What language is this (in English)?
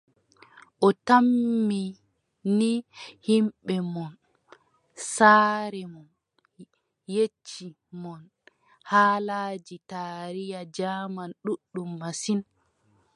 Adamawa Fulfulde